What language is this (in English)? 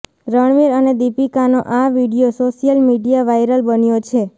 Gujarati